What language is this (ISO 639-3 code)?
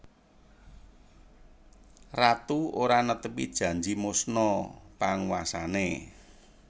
jav